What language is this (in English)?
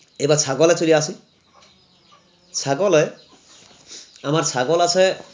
Bangla